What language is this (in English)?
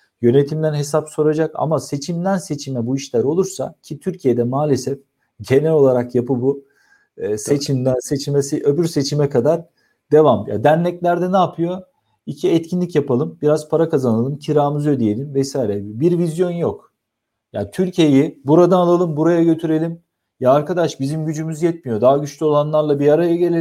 Turkish